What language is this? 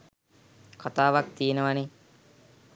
Sinhala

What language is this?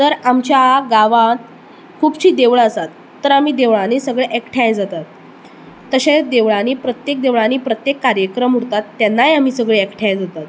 Konkani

